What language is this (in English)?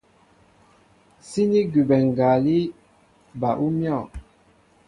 Mbo (Cameroon)